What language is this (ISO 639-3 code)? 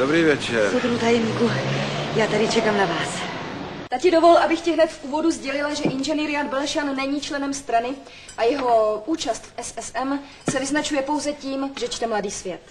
ces